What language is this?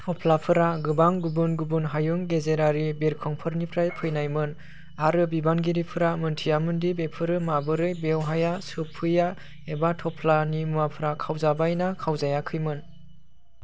Bodo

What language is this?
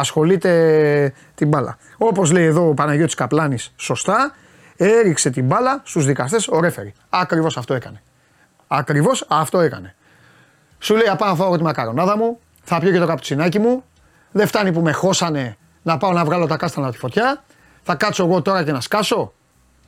Greek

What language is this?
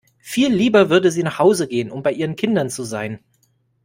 German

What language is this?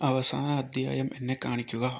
Malayalam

